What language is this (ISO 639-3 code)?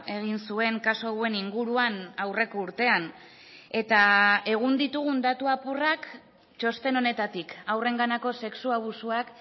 eus